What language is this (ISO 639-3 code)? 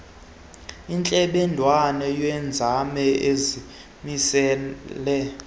xho